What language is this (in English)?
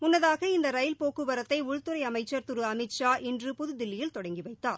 Tamil